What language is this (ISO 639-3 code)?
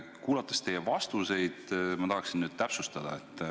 est